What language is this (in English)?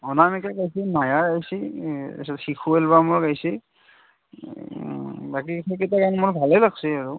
Assamese